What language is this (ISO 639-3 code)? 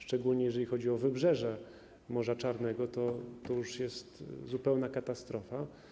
pol